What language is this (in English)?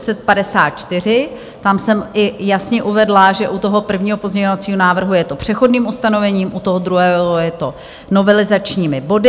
Czech